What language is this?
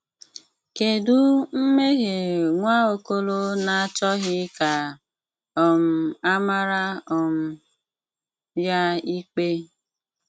Igbo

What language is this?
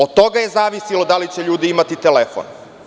Serbian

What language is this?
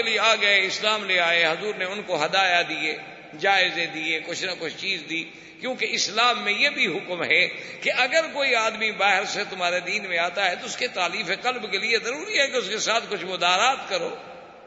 Urdu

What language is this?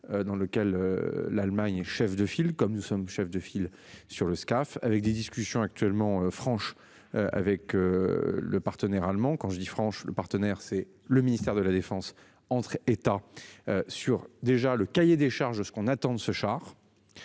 French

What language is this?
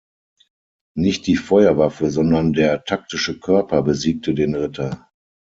German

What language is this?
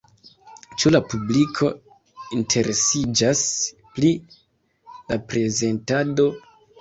Esperanto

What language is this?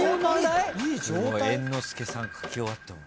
Japanese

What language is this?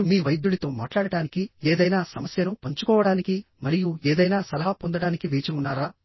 Telugu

